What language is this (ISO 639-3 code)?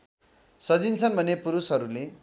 nep